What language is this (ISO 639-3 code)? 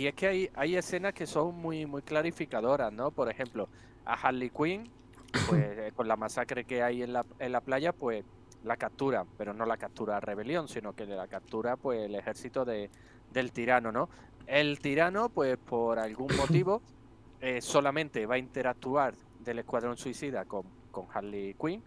spa